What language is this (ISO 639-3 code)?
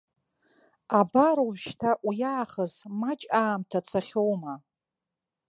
abk